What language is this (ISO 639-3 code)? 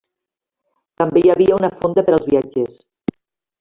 cat